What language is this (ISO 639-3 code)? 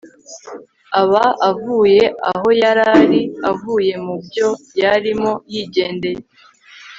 kin